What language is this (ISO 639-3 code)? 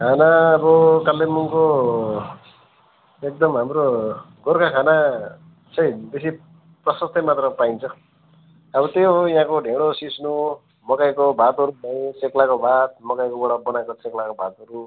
nep